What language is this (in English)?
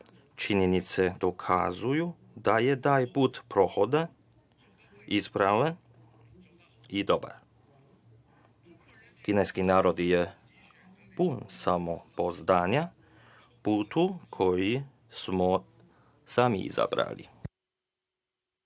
Serbian